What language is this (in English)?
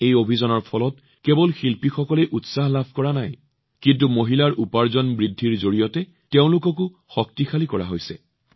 Assamese